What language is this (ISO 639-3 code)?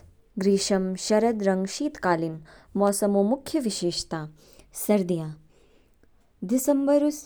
kfk